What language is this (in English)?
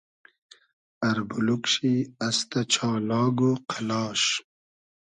Hazaragi